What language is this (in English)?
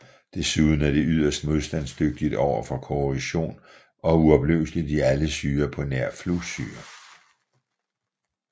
Danish